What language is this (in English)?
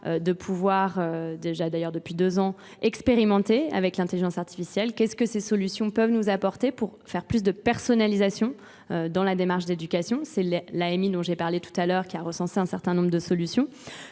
French